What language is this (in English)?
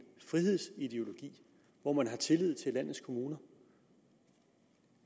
Danish